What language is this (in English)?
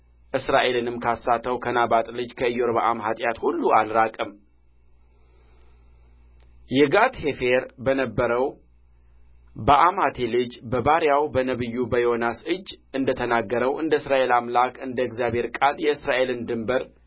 Amharic